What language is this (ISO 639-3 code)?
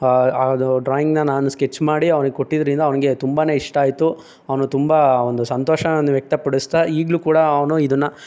kan